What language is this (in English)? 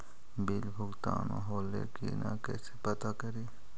Magahi